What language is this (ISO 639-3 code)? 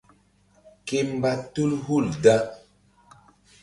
mdd